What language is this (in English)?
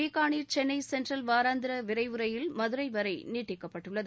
Tamil